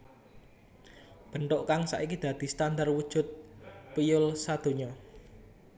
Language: Javanese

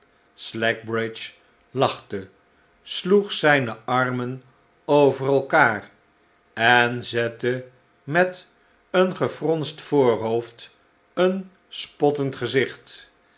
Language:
Dutch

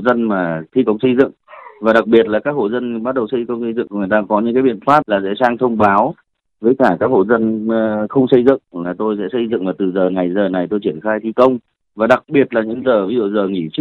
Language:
Vietnamese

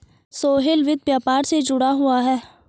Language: Hindi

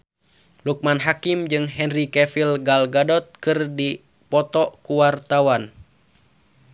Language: Sundanese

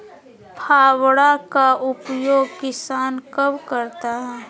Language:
Magahi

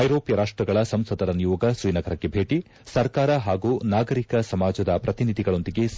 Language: Kannada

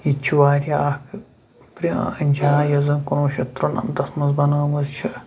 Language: Kashmiri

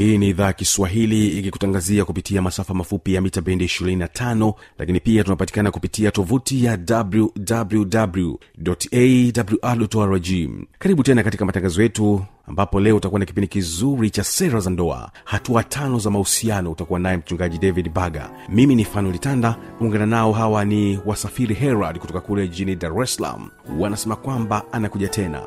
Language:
Swahili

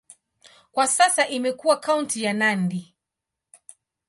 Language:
Swahili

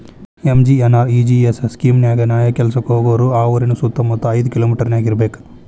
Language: Kannada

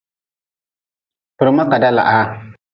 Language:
Nawdm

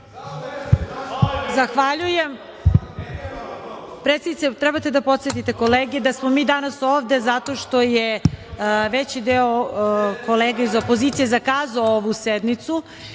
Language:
Serbian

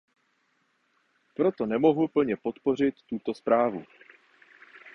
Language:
Czech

